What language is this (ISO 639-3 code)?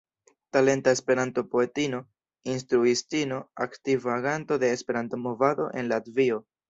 epo